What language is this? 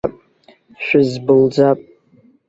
Abkhazian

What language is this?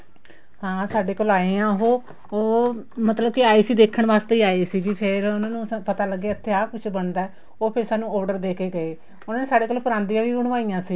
Punjabi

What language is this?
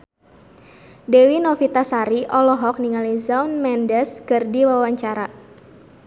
Sundanese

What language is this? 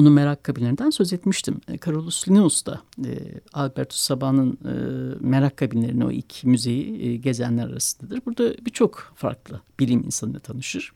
Turkish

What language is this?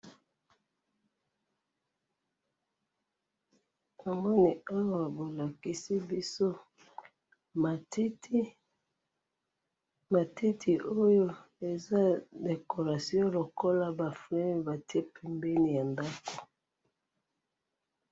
Lingala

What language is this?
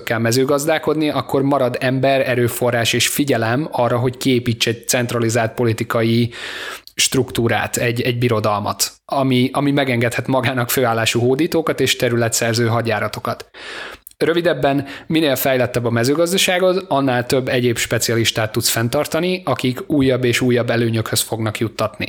Hungarian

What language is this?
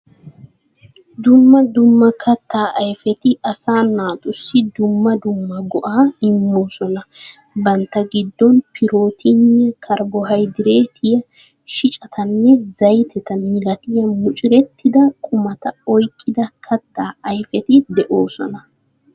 Wolaytta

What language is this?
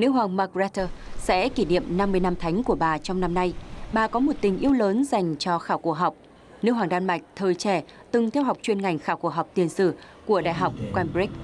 Vietnamese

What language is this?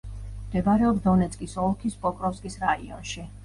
Georgian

